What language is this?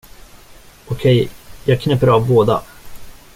Swedish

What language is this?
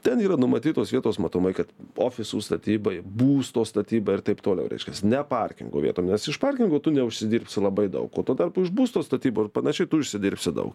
Lithuanian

